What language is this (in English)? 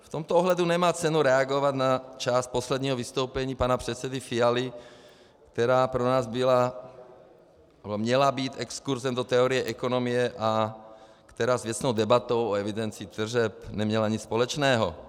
Czech